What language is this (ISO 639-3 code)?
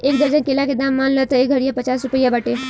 bho